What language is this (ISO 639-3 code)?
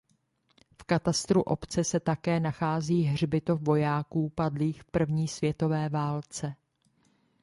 ces